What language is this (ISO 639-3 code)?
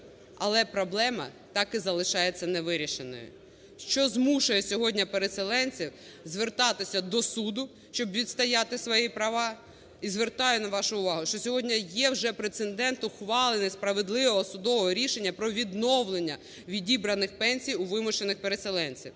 ukr